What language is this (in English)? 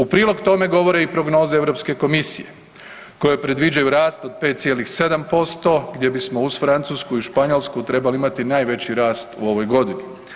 Croatian